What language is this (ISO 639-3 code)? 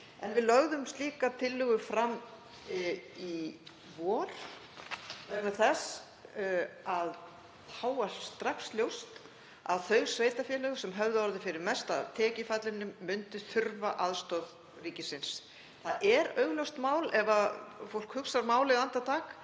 isl